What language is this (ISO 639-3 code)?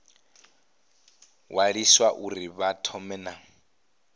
ven